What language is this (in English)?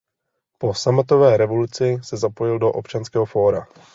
Czech